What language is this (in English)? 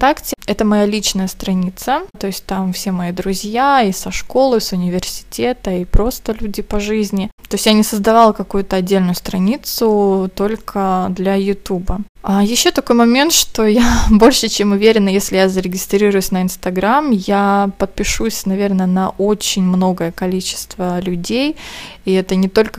Russian